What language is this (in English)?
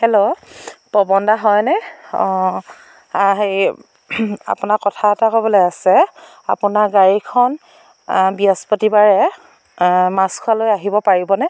Assamese